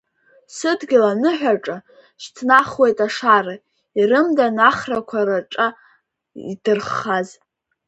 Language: Abkhazian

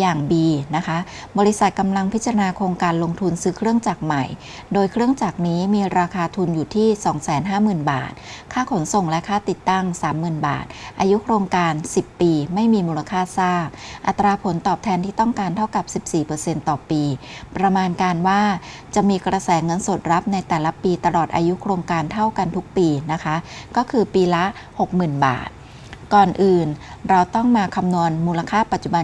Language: Thai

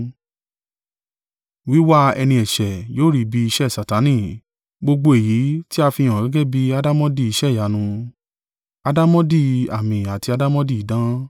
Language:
Yoruba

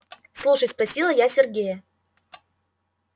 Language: Russian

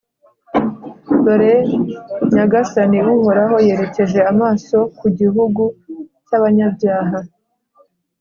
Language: Kinyarwanda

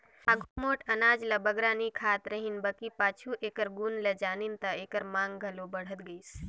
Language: Chhattisgarhi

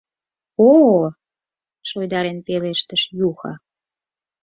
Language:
Mari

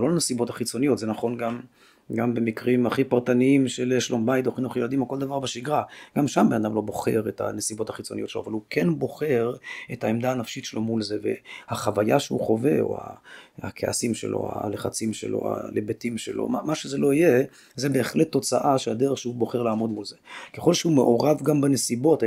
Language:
Hebrew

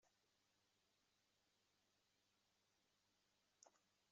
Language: Kabyle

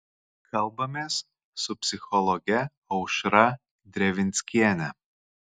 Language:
Lithuanian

